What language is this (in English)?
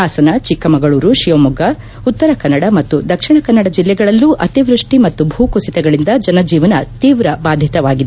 Kannada